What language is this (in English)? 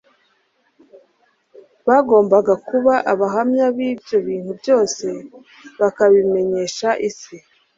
Kinyarwanda